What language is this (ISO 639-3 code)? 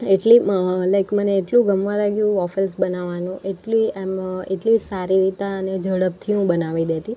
guj